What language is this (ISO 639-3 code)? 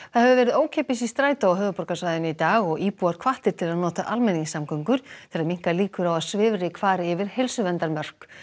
isl